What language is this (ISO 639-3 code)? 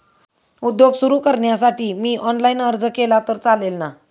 mar